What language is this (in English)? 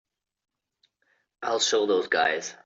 English